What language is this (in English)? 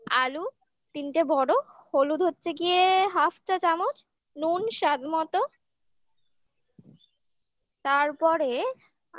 Bangla